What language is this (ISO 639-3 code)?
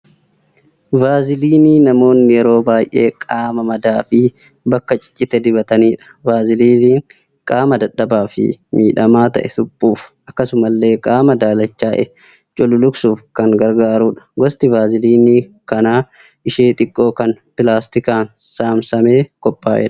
orm